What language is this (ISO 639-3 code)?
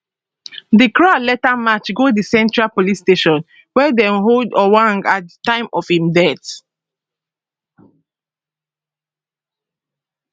pcm